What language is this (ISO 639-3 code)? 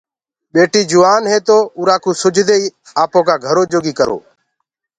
ggg